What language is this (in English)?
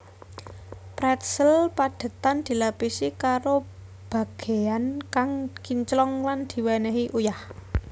Javanese